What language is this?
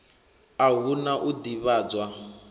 Venda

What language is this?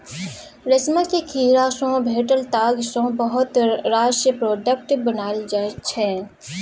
Maithili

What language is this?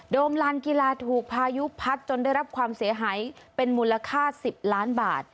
Thai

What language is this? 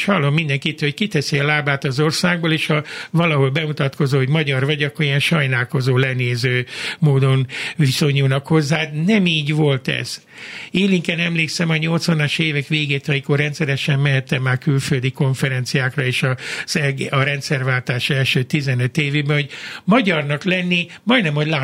Hungarian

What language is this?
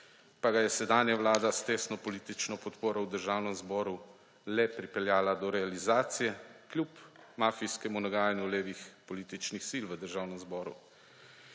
Slovenian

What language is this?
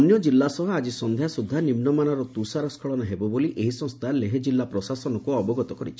Odia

